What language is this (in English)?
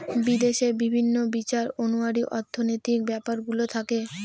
Bangla